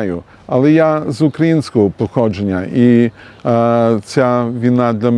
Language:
Ukrainian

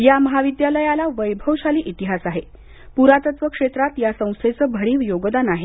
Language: Marathi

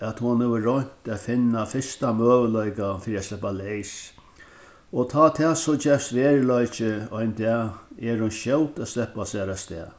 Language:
Faroese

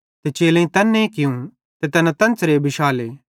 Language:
Bhadrawahi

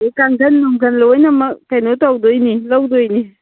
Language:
Manipuri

